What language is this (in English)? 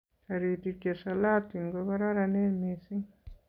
Kalenjin